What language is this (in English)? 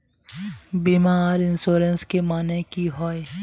Magahi